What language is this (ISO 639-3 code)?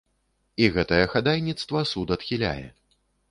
bel